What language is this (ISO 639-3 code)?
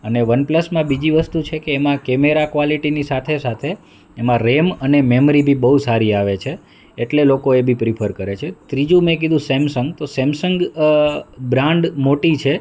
guj